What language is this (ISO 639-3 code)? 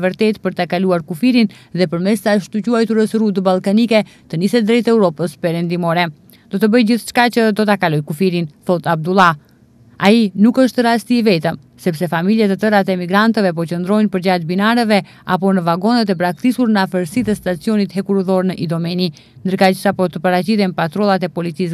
ron